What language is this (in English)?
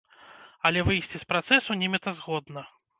Belarusian